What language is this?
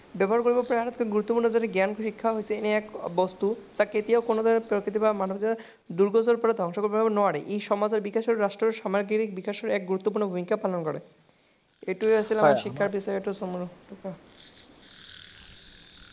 Assamese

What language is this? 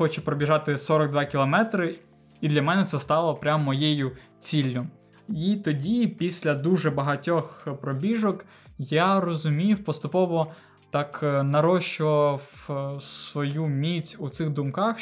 Ukrainian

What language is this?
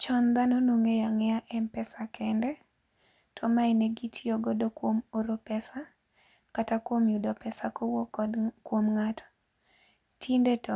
Luo (Kenya and Tanzania)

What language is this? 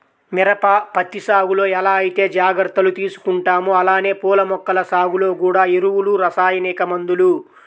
Telugu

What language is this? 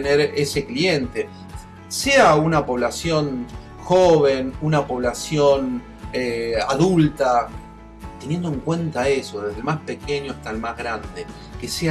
Spanish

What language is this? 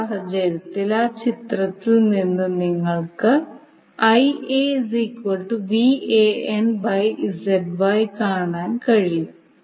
Malayalam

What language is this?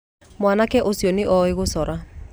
Kikuyu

